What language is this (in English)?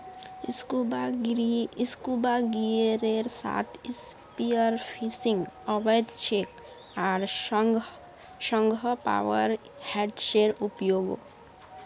Magahi